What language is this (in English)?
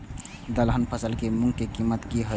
Maithili